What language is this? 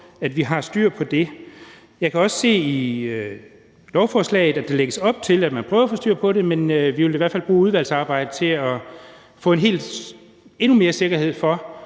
Danish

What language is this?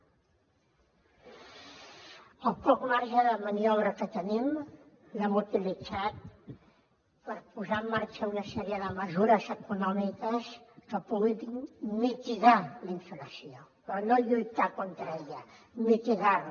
Catalan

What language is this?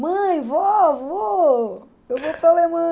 Portuguese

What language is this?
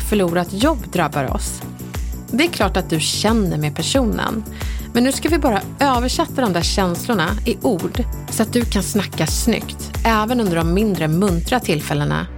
Swedish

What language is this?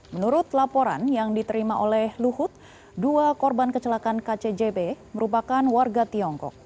Indonesian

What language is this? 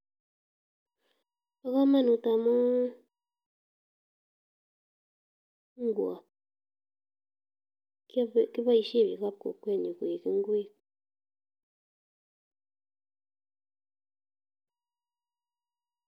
Kalenjin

